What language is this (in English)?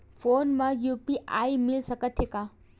Chhattisgarhi